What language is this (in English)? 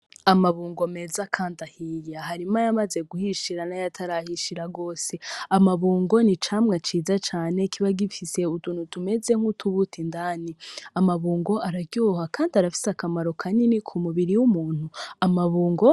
Rundi